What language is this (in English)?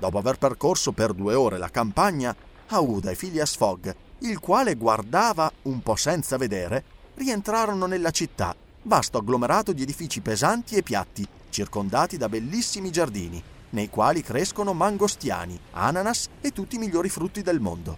Italian